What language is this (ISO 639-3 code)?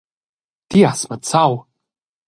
roh